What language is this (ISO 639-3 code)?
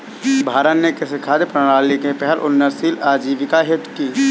hin